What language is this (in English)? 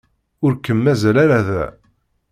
Kabyle